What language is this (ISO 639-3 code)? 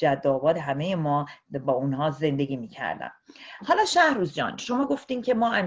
fas